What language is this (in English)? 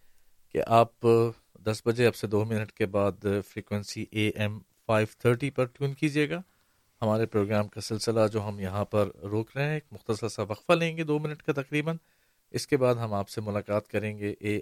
Urdu